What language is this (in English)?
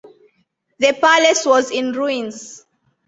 English